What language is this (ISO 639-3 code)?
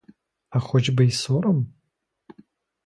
ukr